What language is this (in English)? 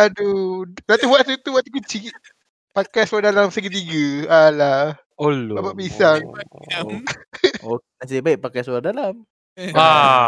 Malay